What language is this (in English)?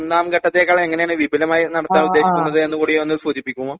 Malayalam